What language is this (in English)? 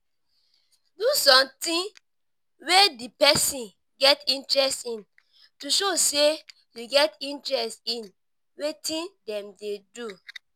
Nigerian Pidgin